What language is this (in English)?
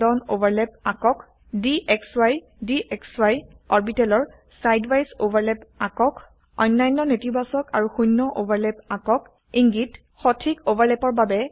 Assamese